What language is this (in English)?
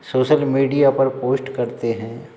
Hindi